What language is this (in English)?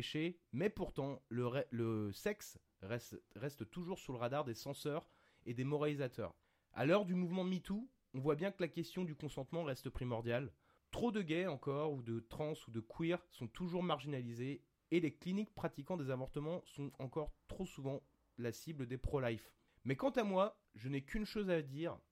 French